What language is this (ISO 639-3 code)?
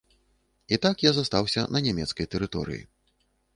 bel